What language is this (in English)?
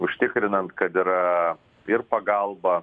Lithuanian